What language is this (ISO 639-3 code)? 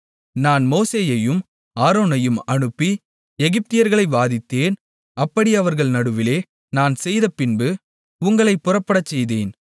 tam